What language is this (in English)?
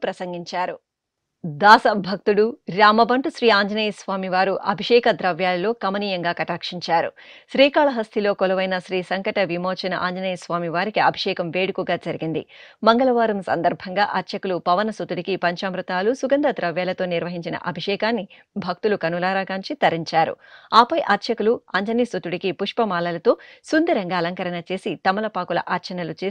Telugu